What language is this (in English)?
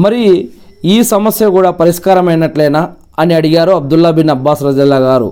Telugu